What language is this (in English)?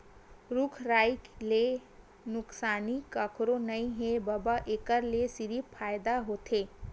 Chhattisgarhi